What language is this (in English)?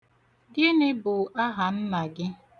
Igbo